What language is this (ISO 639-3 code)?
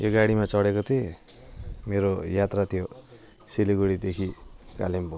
nep